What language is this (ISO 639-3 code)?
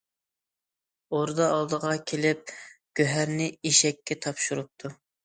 uig